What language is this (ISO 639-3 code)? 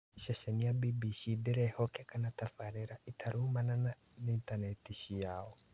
kik